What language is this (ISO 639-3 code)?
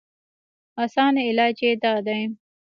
pus